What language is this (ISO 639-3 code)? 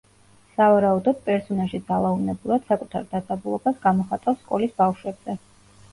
kat